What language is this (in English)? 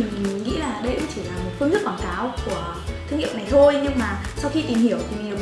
Vietnamese